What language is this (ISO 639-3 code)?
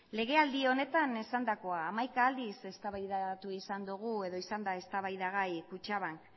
eus